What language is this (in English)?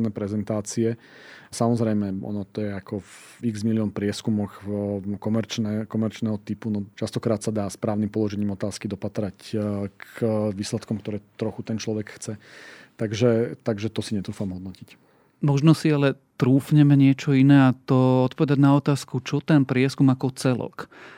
Slovak